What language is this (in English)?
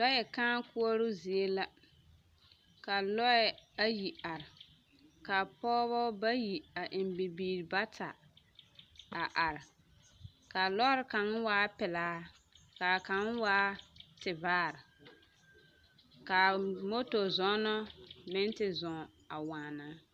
Southern Dagaare